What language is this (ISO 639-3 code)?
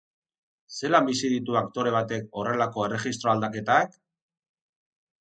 eus